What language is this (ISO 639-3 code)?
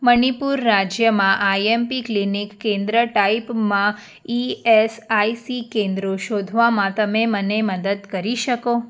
guj